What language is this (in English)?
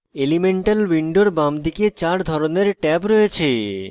Bangla